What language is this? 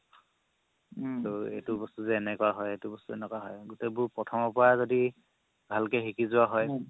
Assamese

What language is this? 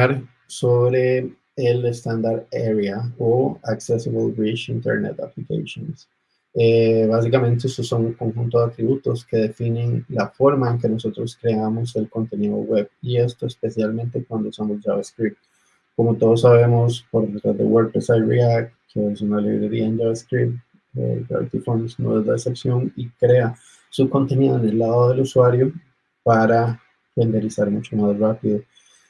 Spanish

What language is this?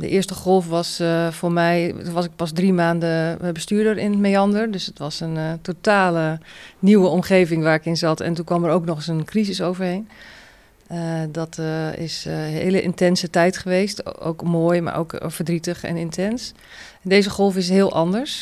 Dutch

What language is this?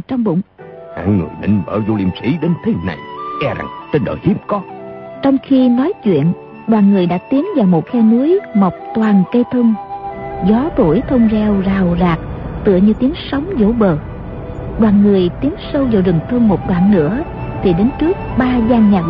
Vietnamese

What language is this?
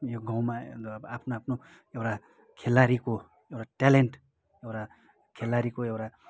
Nepali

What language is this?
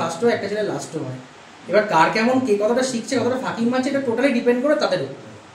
Bangla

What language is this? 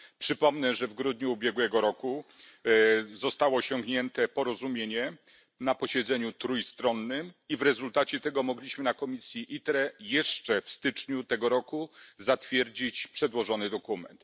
Polish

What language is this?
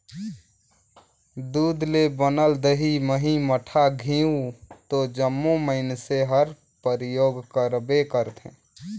Chhattisgarhi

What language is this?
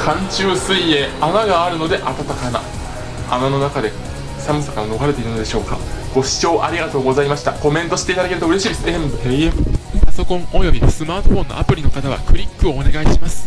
Japanese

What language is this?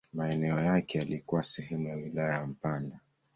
Swahili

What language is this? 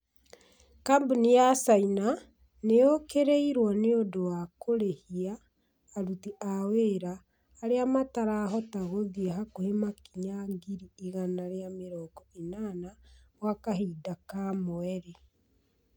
Kikuyu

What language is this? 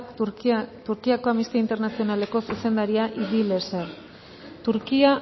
Basque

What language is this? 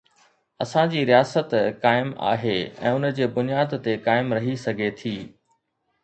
Sindhi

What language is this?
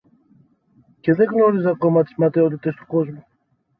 Greek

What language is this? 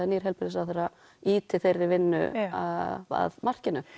Icelandic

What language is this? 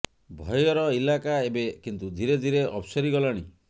Odia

